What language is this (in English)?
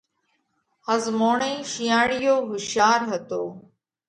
Parkari Koli